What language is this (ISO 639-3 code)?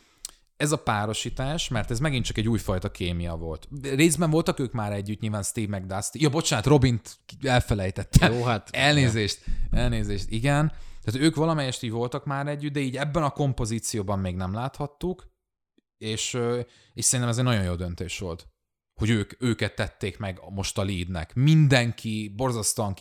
hun